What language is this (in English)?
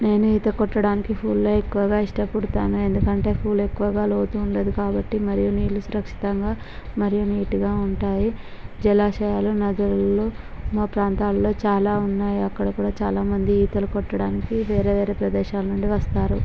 Telugu